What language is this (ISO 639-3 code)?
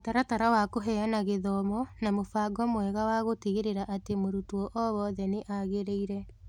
kik